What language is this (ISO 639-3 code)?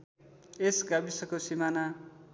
nep